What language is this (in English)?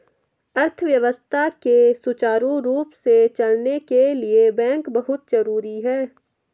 Hindi